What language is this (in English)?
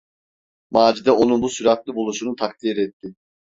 Turkish